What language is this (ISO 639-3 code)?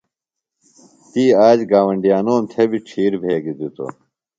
phl